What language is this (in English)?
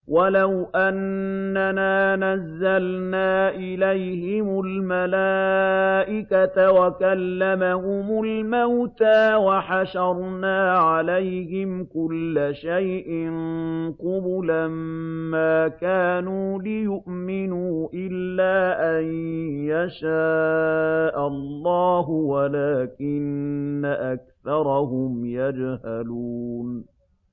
Arabic